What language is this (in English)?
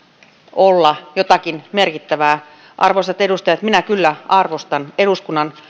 Finnish